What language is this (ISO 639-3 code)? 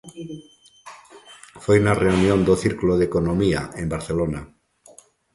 glg